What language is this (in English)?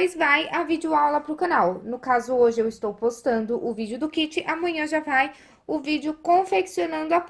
Portuguese